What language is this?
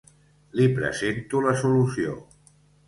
Catalan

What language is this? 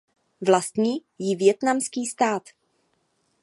Czech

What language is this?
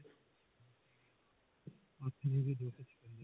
Punjabi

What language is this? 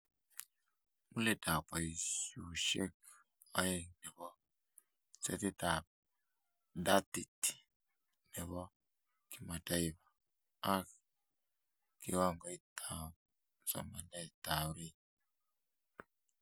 Kalenjin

